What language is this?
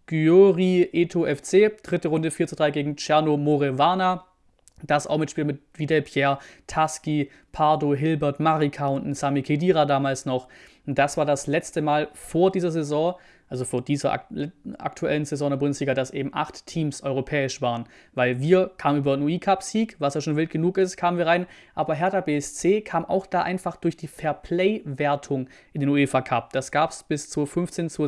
German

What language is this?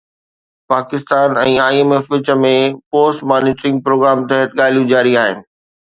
Sindhi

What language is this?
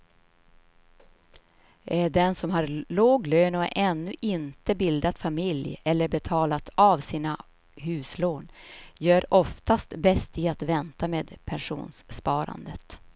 Swedish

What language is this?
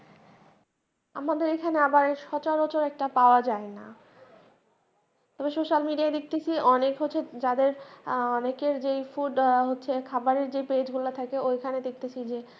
Bangla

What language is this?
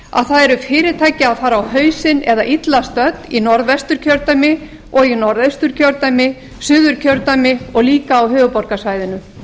Icelandic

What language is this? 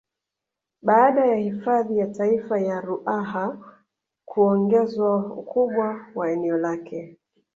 Swahili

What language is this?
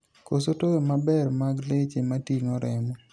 Luo (Kenya and Tanzania)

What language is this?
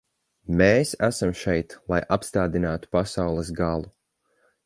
Latvian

